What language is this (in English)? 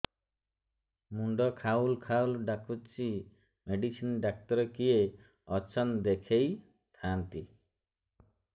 Odia